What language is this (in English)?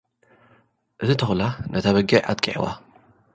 Tigrinya